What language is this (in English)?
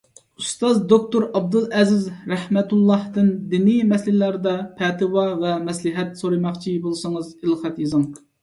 Uyghur